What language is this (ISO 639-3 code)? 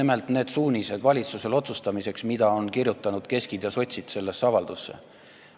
est